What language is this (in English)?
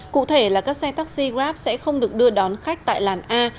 Vietnamese